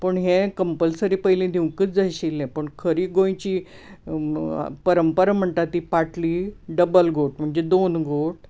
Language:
Konkani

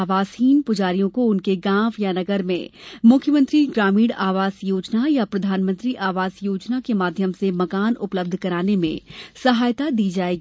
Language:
Hindi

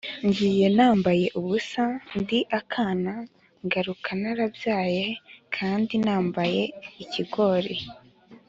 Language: Kinyarwanda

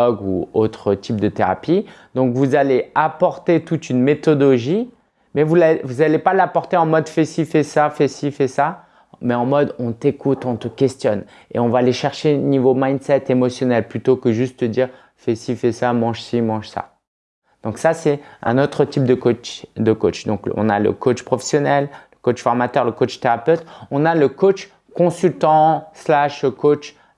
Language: French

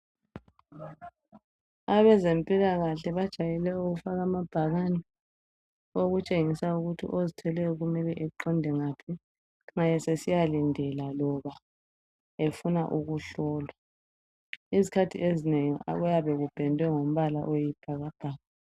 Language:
North Ndebele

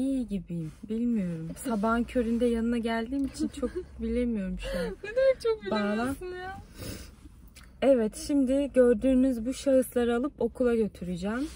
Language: Turkish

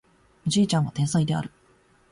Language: Japanese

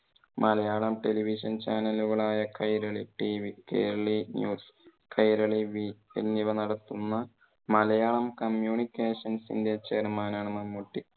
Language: Malayalam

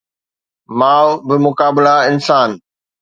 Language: Sindhi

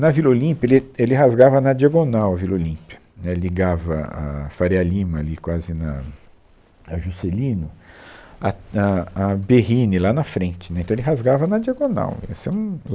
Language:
Portuguese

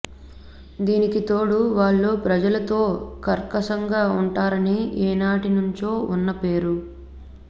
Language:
Telugu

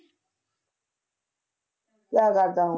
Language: Punjabi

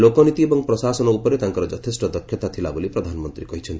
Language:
Odia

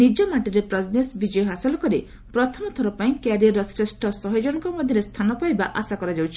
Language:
Odia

